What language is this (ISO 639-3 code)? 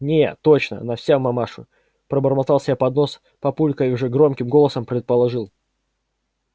rus